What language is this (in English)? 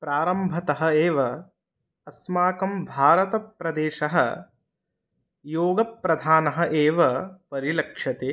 Sanskrit